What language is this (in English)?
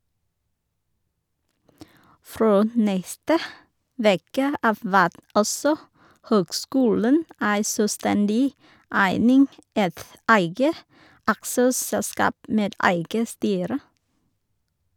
Norwegian